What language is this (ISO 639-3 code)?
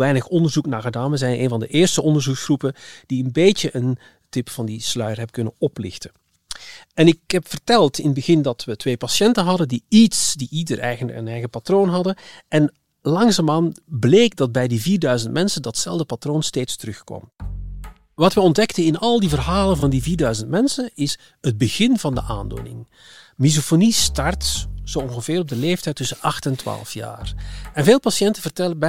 nld